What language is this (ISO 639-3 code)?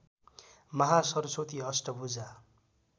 nep